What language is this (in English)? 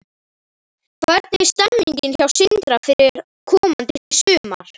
Icelandic